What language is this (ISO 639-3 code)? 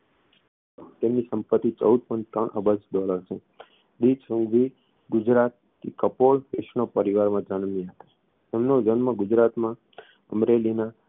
guj